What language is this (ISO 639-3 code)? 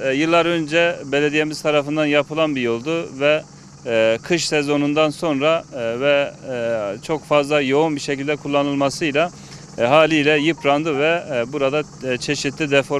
tur